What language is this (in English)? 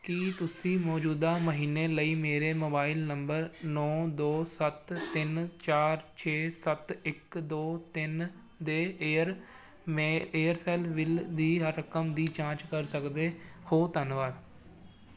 Punjabi